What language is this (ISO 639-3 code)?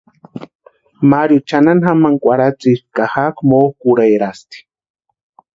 pua